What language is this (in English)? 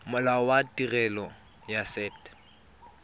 Tswana